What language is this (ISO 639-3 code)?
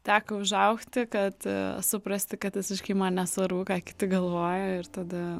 lit